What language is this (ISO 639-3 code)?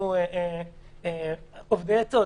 heb